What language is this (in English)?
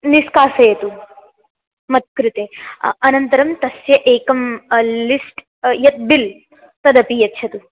Sanskrit